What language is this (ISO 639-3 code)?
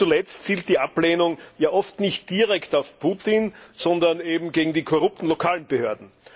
deu